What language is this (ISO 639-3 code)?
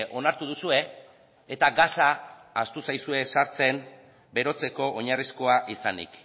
eus